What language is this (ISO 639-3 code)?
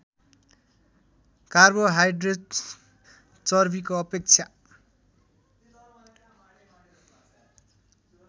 nep